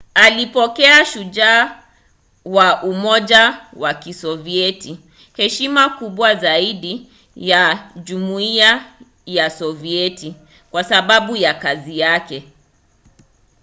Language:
Swahili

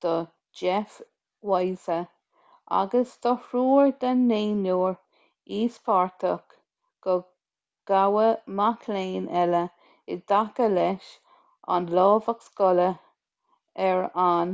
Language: Irish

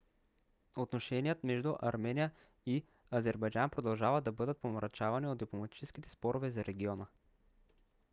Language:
Bulgarian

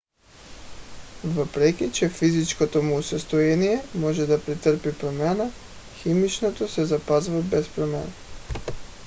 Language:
Bulgarian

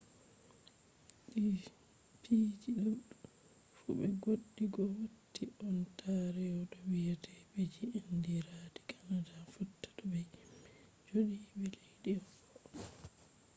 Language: Fula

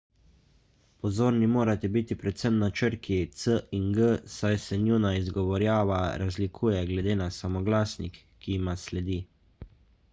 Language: Slovenian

